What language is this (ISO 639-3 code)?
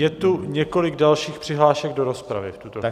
ces